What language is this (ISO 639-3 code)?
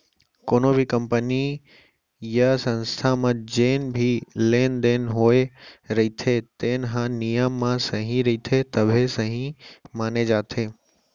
hne